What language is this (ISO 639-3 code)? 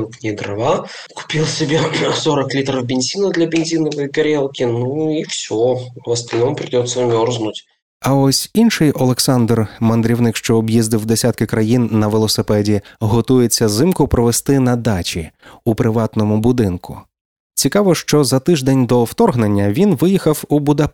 ukr